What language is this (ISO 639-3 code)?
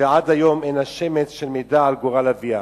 heb